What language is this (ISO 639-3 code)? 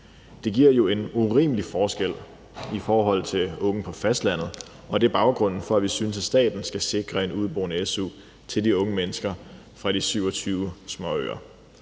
dan